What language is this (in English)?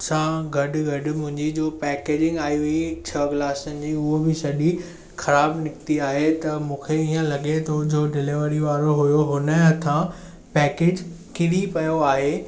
Sindhi